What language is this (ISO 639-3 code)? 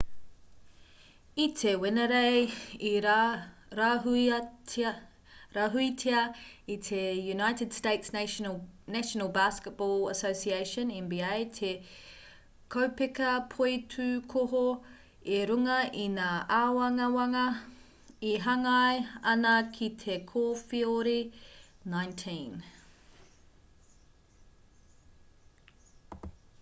mri